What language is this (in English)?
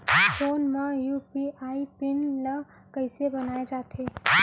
Chhattisgarhi